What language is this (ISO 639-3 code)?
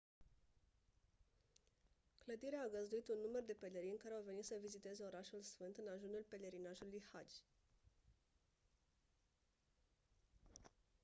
ron